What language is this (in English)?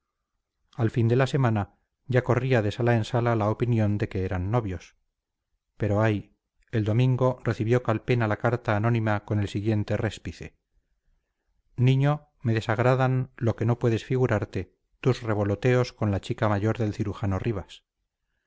Spanish